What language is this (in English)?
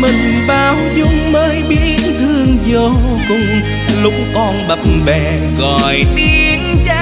Vietnamese